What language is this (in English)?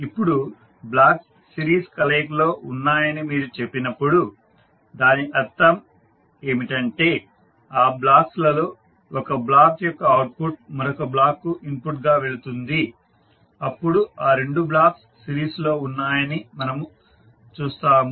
Telugu